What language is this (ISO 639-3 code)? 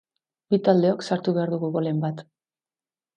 eus